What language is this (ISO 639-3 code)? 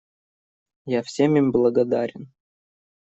rus